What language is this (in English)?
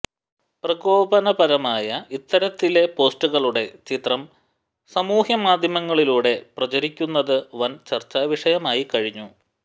Malayalam